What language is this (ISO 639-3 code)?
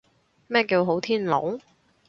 yue